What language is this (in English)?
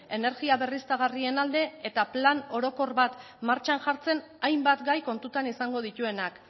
Basque